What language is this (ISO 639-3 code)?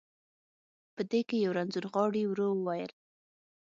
pus